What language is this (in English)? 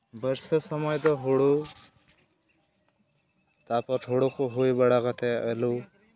Santali